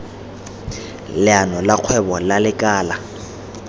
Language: Tswana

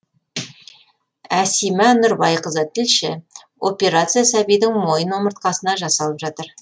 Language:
Kazakh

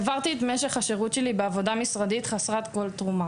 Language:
Hebrew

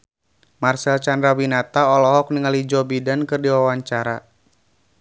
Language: Sundanese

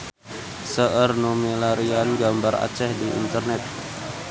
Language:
Sundanese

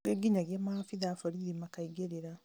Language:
Kikuyu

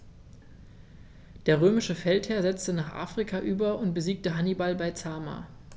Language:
German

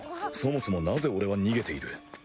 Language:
Japanese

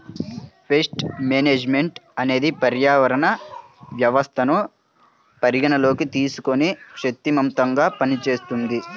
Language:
Telugu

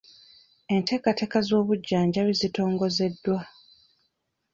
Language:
Ganda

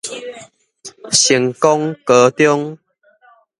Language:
Min Nan Chinese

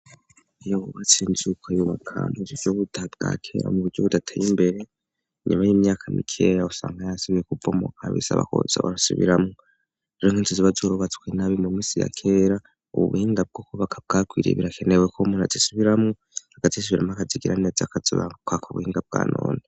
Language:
Rundi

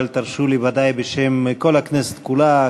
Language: Hebrew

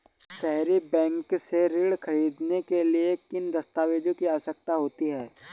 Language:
Hindi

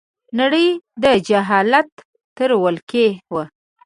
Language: Pashto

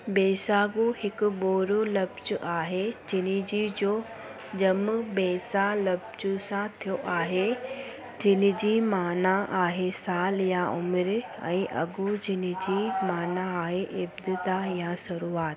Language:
Sindhi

